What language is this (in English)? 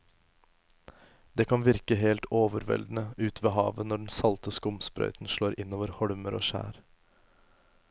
Norwegian